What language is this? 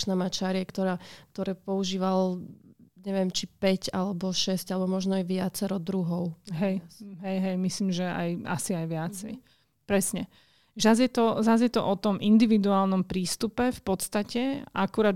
Slovak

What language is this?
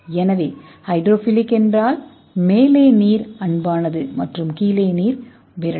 Tamil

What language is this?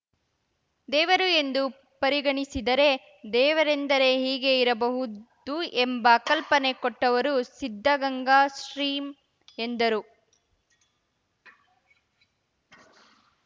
Kannada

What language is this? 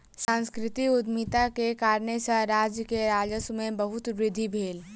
Maithili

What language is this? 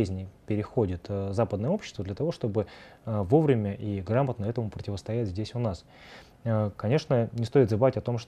Russian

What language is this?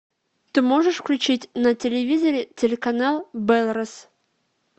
Russian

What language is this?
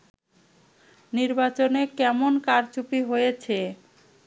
Bangla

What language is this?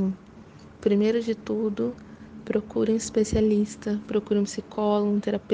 Portuguese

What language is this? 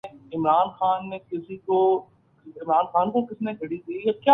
Urdu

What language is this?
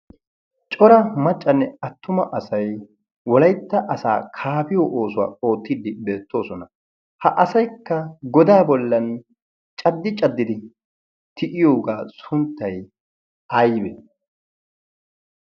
Wolaytta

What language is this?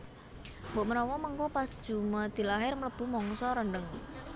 Javanese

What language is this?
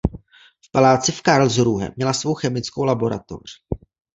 Czech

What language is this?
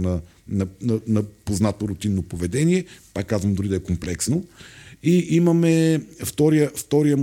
Bulgarian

